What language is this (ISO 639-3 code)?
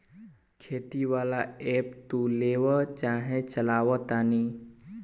bho